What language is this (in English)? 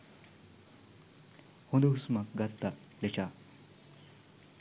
Sinhala